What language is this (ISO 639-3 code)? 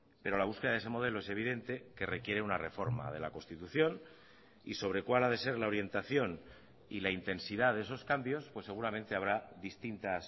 spa